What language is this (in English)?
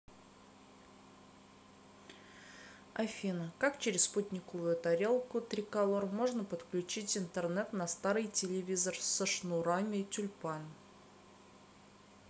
Russian